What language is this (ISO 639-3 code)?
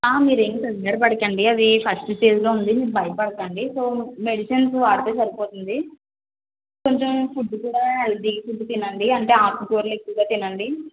tel